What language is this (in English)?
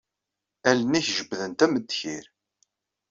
Kabyle